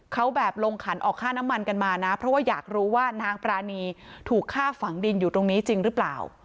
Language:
Thai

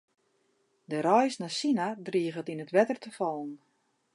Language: Western Frisian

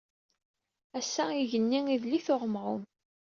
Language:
Kabyle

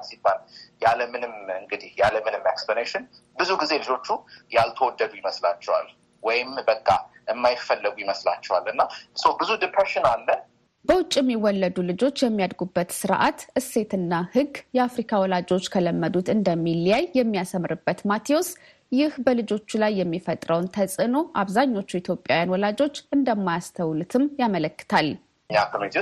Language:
Amharic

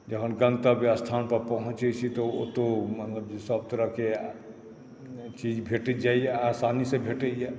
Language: Maithili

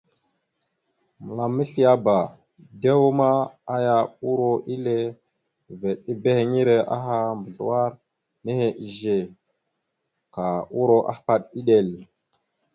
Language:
Mada (Cameroon)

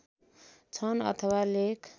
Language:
Nepali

